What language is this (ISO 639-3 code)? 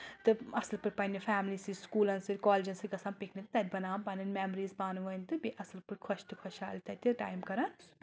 kas